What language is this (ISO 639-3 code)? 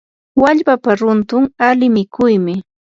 qur